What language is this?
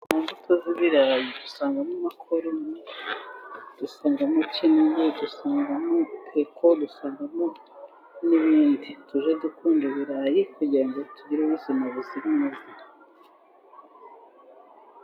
Kinyarwanda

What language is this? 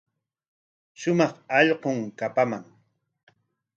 Corongo Ancash Quechua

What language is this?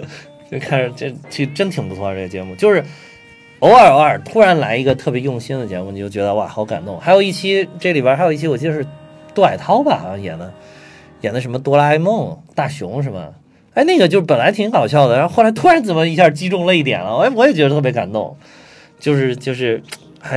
Chinese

